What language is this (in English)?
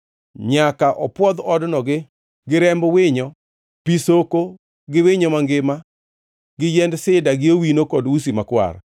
Luo (Kenya and Tanzania)